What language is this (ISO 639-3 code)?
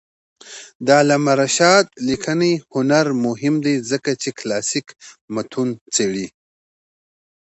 pus